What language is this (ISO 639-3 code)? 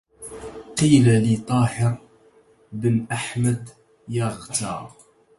ara